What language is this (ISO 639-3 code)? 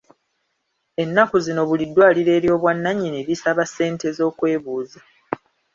lug